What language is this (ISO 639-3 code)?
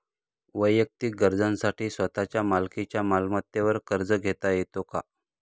mar